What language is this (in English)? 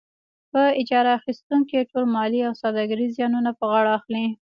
Pashto